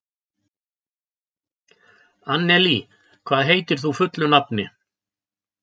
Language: Icelandic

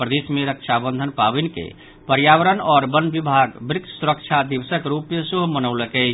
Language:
Maithili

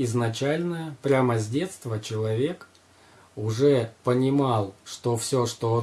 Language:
Russian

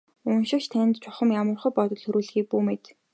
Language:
Mongolian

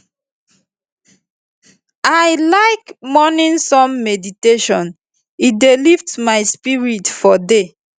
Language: Nigerian Pidgin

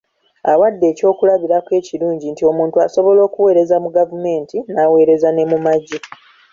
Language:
Ganda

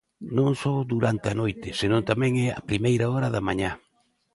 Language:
Galician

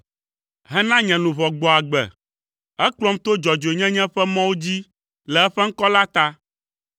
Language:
Ewe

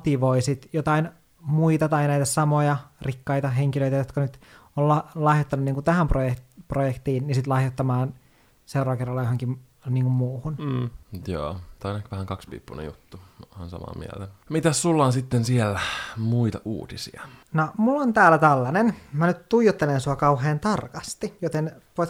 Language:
Finnish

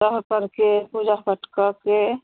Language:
Hindi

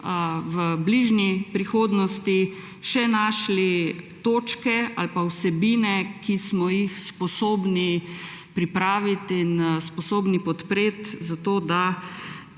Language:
Slovenian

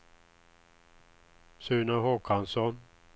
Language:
Swedish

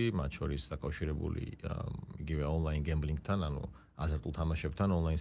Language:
Romanian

